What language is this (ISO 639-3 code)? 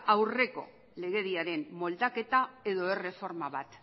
eus